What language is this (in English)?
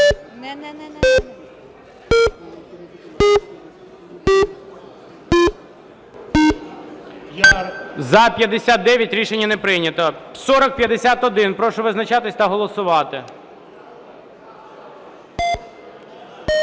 Ukrainian